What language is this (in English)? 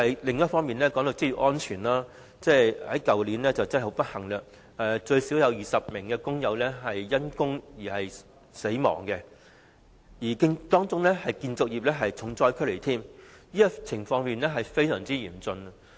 Cantonese